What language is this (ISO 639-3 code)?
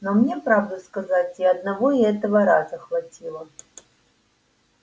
rus